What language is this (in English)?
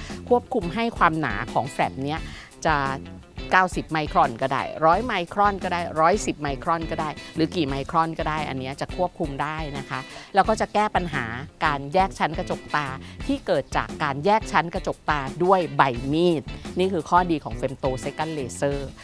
Thai